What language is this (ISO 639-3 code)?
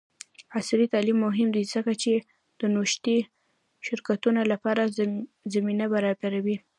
pus